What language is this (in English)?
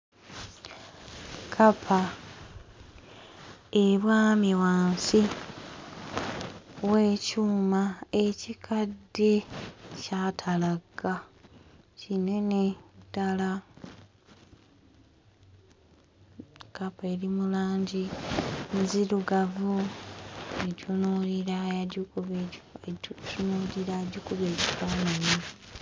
Ganda